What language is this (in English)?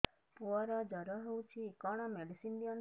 Odia